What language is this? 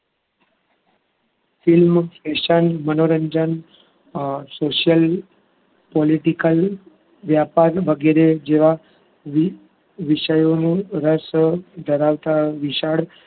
Gujarati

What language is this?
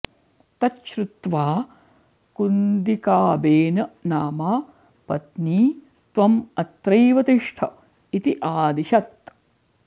Sanskrit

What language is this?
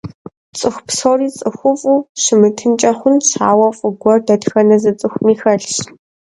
Kabardian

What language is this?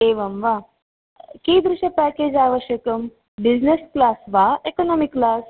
Sanskrit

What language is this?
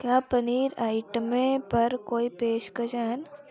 Dogri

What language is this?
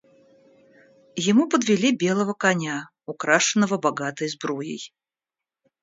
Russian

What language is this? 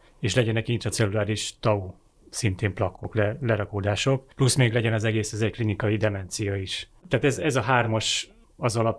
Hungarian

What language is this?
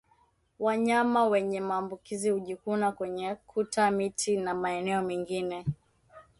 Swahili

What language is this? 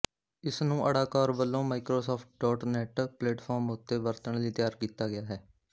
Punjabi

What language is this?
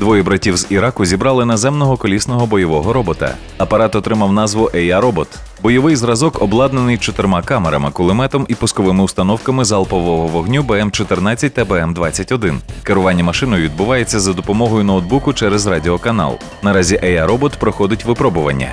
Ukrainian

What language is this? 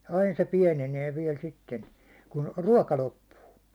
Finnish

